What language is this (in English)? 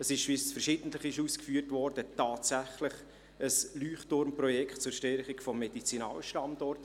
Swiss German